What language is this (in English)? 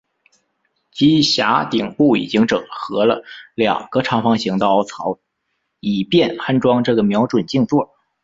Chinese